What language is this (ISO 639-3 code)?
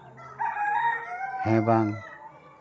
sat